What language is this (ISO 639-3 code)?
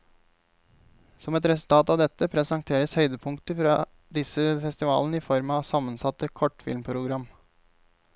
nor